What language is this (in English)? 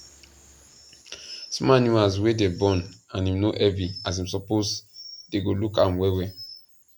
Nigerian Pidgin